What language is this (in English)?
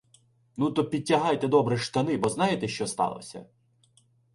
Ukrainian